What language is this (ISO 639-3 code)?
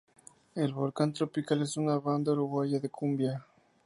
spa